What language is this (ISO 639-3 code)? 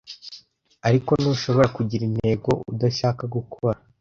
kin